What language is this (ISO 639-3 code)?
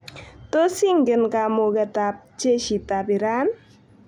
kln